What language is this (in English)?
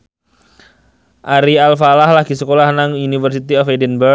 Javanese